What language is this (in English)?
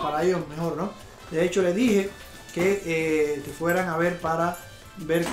Spanish